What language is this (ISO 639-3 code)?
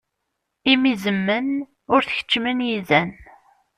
kab